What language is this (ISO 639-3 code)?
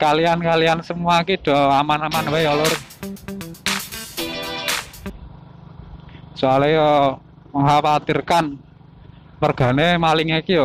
ind